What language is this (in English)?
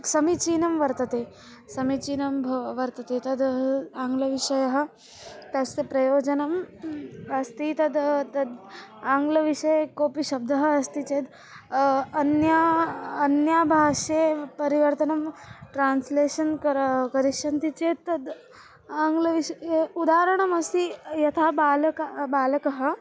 Sanskrit